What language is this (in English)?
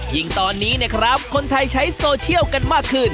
Thai